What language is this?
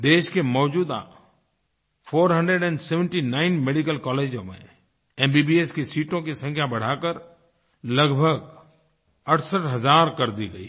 Hindi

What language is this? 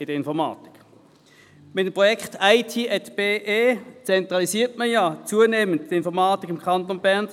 Swiss German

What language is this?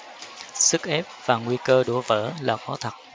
Vietnamese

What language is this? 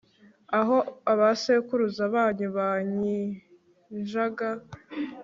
Kinyarwanda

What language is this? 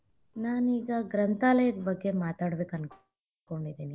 Kannada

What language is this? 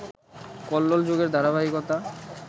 Bangla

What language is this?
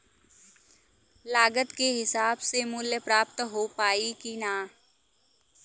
Bhojpuri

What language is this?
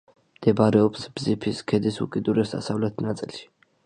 Georgian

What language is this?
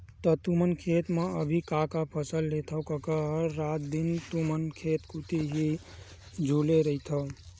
Chhattisgarhi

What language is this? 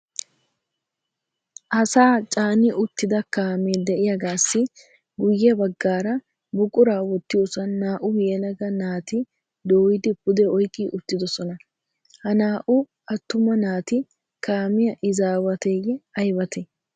Wolaytta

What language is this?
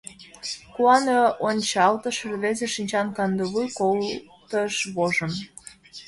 Mari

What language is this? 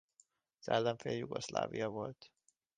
Hungarian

